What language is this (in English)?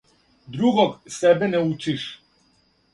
Serbian